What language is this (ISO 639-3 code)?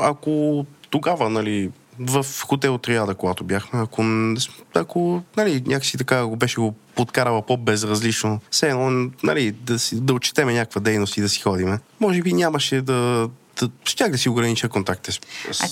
bul